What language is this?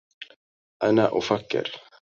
Arabic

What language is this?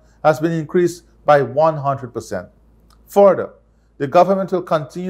English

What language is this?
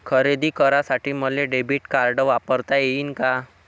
Marathi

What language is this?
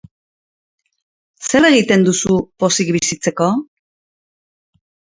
Basque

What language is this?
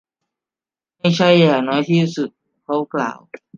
Thai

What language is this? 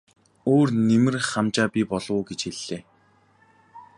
Mongolian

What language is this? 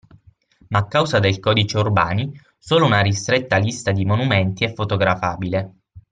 Italian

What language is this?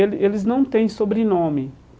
Portuguese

